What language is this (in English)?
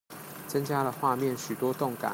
Chinese